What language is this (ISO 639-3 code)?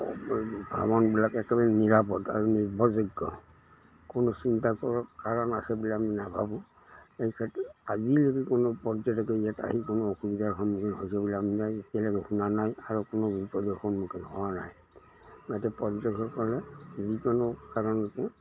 asm